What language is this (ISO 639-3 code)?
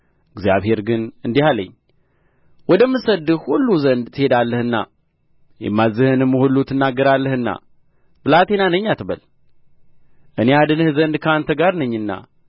amh